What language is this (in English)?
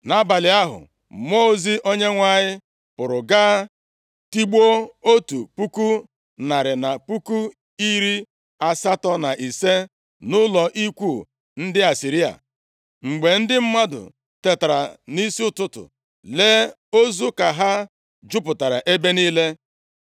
Igbo